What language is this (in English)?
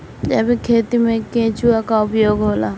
Bhojpuri